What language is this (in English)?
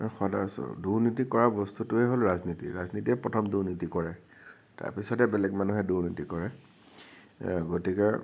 Assamese